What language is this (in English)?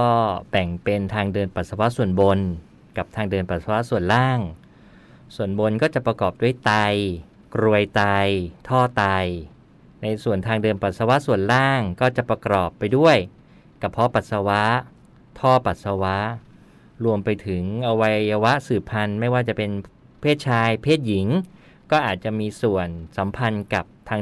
Thai